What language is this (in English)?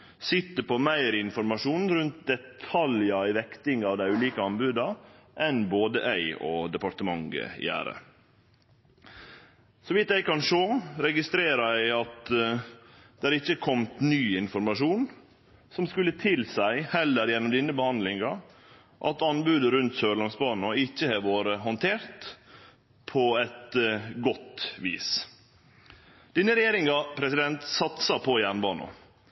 Norwegian Nynorsk